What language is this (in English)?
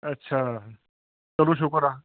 Punjabi